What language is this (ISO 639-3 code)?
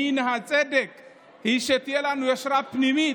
heb